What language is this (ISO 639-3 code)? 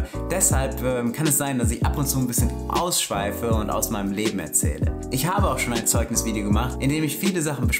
deu